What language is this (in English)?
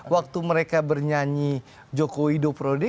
Indonesian